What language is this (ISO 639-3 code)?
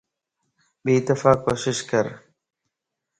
lss